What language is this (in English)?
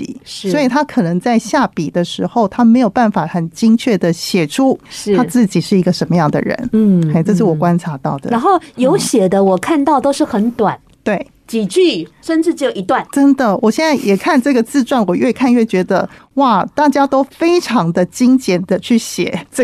Chinese